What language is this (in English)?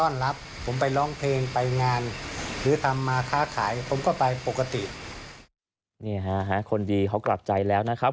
Thai